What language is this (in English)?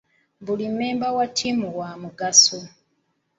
Ganda